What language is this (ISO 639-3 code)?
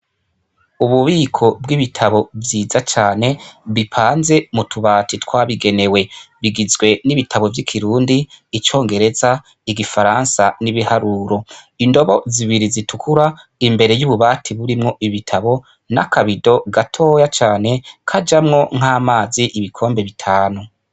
run